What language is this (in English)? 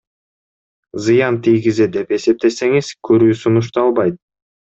Kyrgyz